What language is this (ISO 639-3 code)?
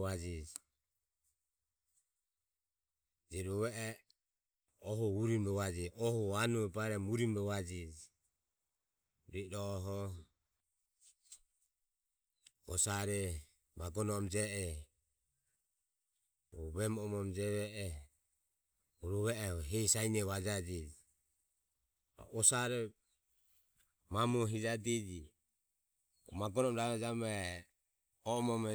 aom